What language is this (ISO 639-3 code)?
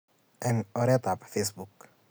kln